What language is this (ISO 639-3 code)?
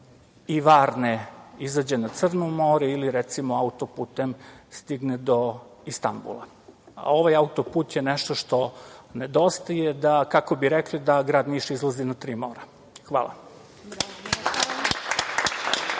srp